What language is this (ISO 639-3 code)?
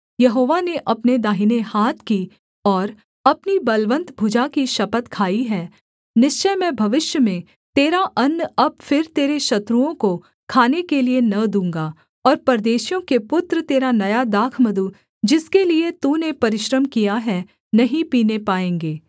hin